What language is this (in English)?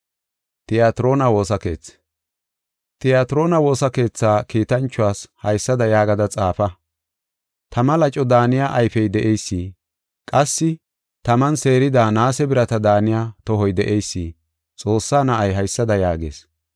Gofa